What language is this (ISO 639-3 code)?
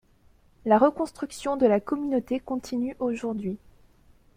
fra